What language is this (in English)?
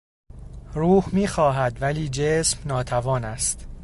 Persian